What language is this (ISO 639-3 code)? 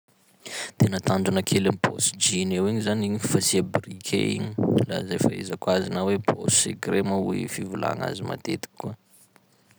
skg